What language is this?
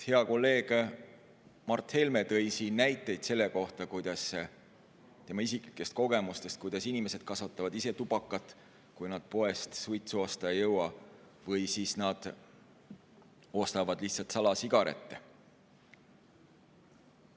Estonian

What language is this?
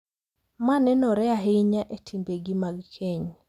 Luo (Kenya and Tanzania)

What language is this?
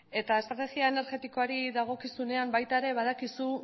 Basque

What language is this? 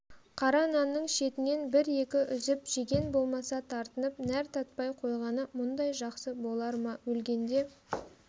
Kazakh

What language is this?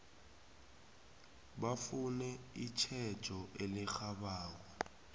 South Ndebele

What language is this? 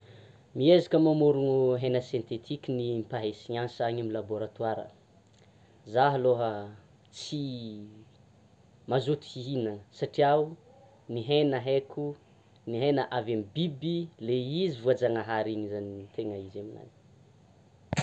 Tsimihety Malagasy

